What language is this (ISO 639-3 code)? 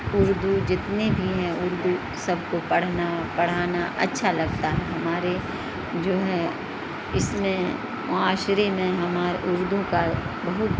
urd